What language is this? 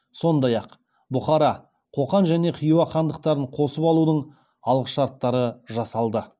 Kazakh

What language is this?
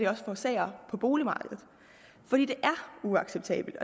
Danish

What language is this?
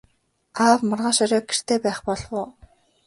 Mongolian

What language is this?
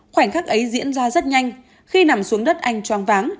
Vietnamese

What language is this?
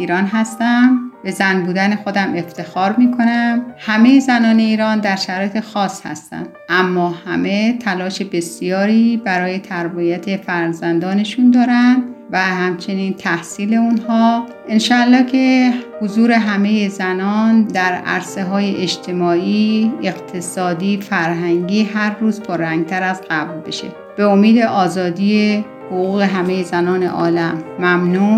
Persian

